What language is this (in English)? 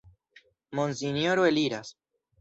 Esperanto